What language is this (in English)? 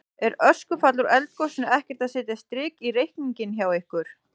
Icelandic